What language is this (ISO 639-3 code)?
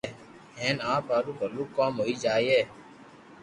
lrk